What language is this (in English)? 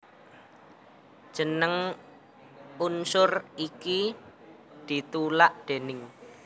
Javanese